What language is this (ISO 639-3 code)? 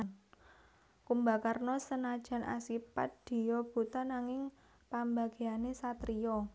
jav